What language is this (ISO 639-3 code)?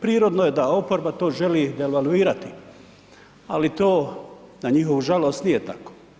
hrv